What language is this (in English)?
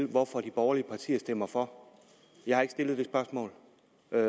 Danish